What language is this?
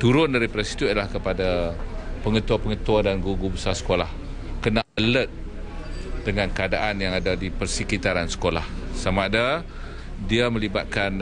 Malay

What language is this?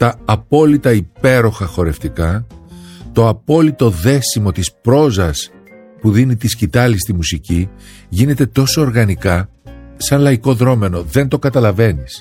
Greek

